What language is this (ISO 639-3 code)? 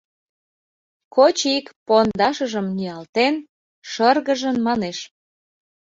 chm